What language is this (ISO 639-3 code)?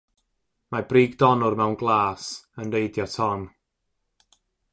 cym